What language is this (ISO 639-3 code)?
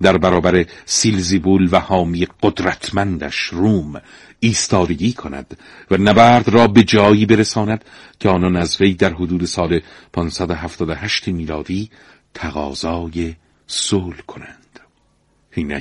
fas